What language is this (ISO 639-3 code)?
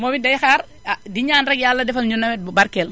wol